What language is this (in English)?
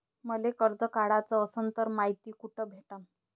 Marathi